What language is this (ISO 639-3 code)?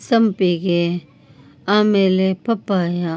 kan